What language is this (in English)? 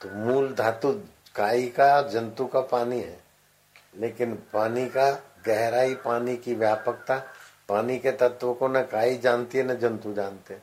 Hindi